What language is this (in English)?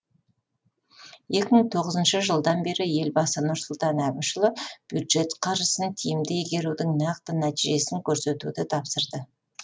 Kazakh